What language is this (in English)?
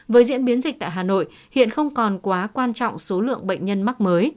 Vietnamese